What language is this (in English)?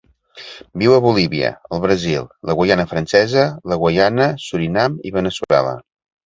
Catalan